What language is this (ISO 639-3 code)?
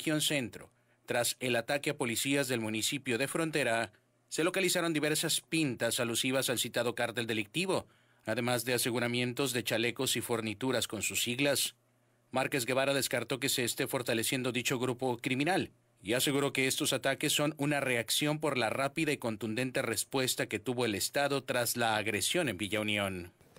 spa